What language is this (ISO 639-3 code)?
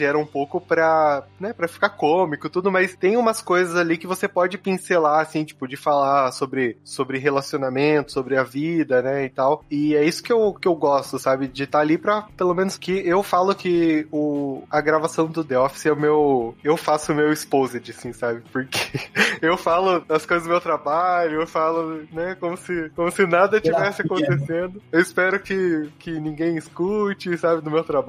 por